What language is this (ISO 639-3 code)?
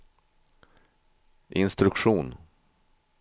swe